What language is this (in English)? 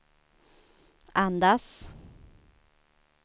Swedish